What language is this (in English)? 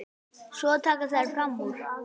Icelandic